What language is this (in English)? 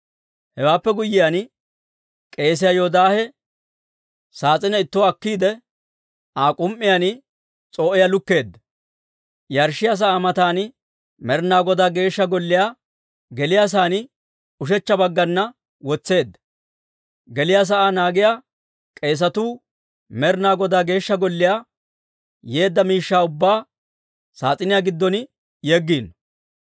Dawro